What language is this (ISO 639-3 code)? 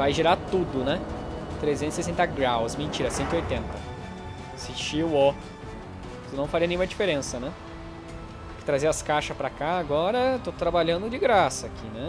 por